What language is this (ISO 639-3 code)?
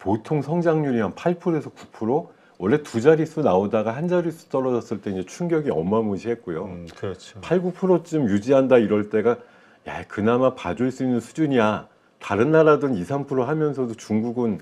kor